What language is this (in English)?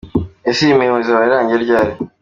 Kinyarwanda